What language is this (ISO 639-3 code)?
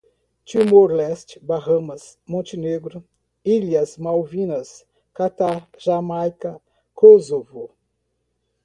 por